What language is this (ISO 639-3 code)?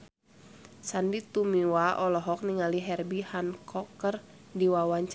sun